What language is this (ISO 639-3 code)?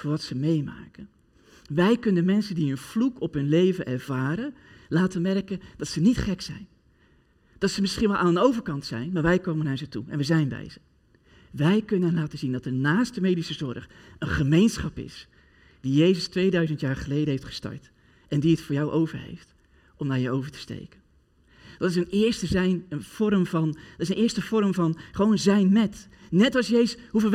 nld